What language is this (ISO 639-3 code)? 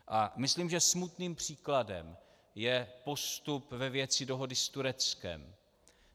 ces